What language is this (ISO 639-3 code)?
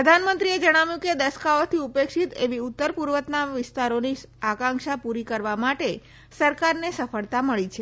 guj